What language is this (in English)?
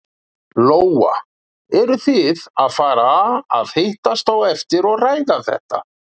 Icelandic